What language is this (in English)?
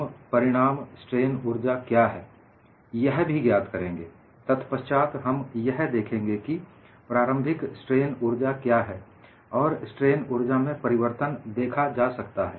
Hindi